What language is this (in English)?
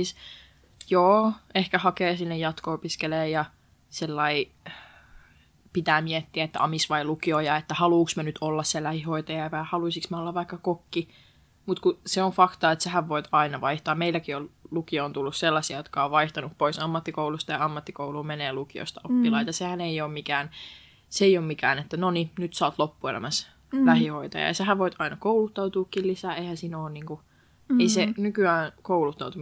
Finnish